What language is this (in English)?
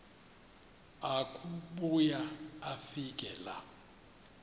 Xhosa